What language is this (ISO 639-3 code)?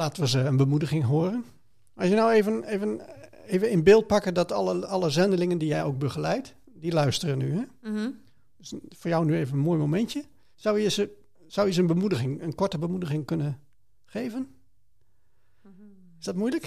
nld